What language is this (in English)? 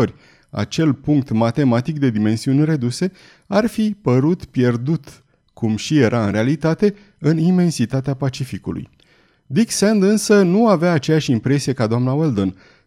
Romanian